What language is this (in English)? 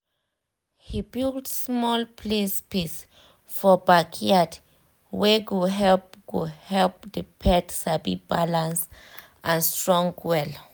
Nigerian Pidgin